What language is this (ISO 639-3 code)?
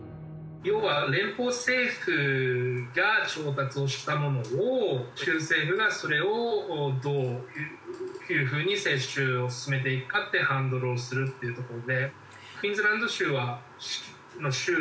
jpn